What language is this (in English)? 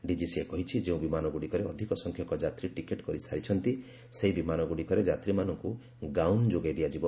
Odia